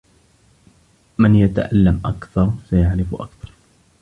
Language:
Arabic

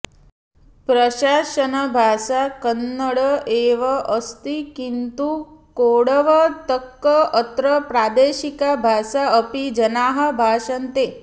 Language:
Sanskrit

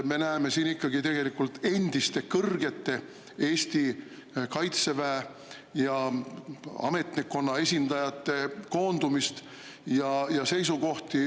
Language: Estonian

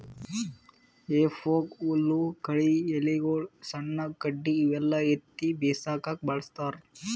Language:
Kannada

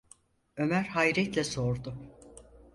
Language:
Turkish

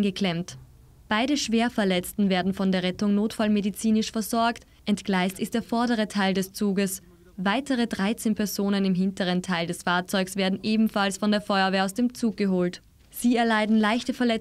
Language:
German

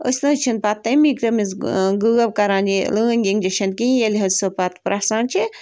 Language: Kashmiri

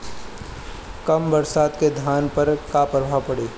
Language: Bhojpuri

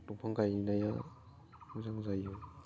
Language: Bodo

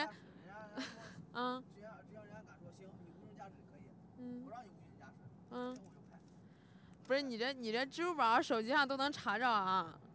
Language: Chinese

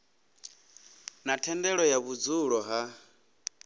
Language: Venda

